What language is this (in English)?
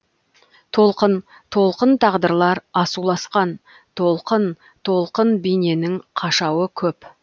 Kazakh